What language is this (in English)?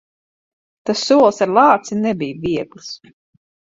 Latvian